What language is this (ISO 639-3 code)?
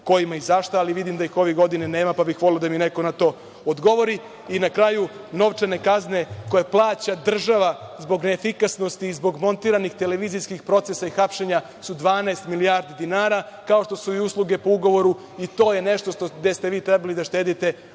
srp